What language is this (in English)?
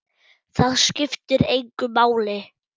Icelandic